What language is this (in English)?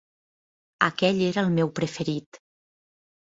Catalan